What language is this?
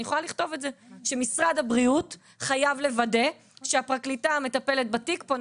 Hebrew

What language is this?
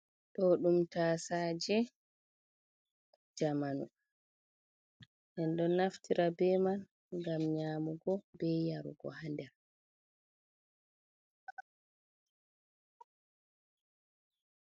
Fula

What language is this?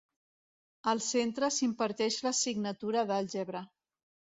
Catalan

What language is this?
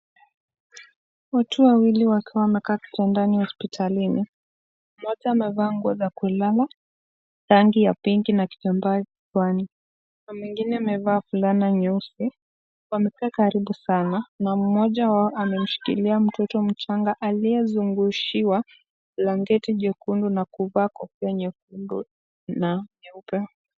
Swahili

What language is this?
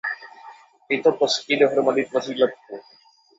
Czech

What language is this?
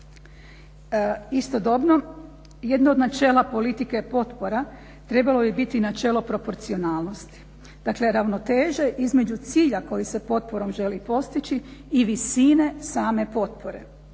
Croatian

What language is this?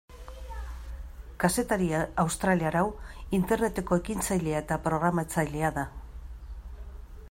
Basque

